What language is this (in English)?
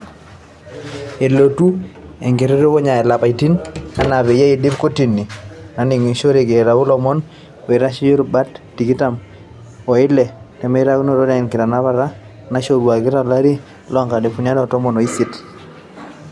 Masai